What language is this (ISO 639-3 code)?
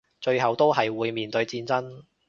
yue